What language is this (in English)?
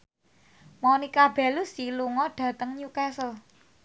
Javanese